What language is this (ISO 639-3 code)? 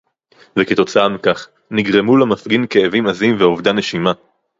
heb